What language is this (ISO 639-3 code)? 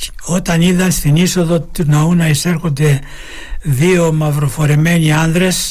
ell